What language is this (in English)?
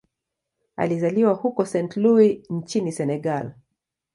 Swahili